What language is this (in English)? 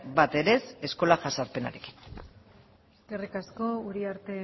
Basque